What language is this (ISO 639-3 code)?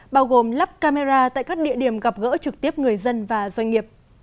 vie